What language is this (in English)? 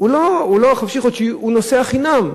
Hebrew